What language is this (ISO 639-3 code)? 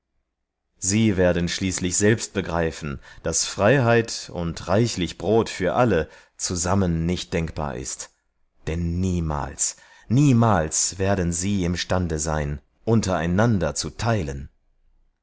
deu